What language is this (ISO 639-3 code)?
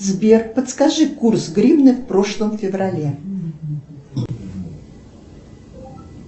rus